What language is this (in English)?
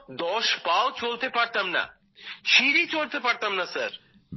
Bangla